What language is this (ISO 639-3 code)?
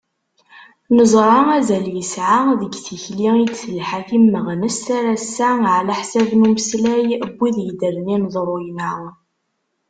kab